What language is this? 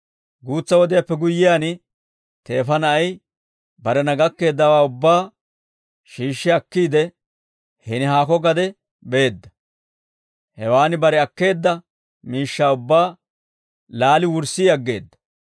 Dawro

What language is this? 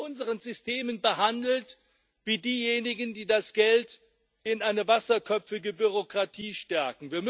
German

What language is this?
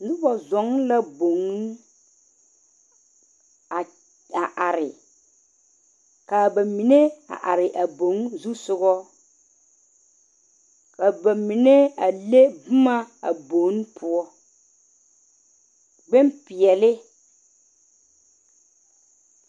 Southern Dagaare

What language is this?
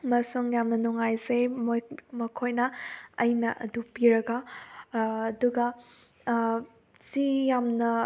Manipuri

